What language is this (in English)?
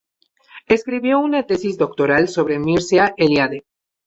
Spanish